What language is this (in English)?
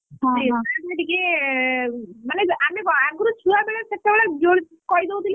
Odia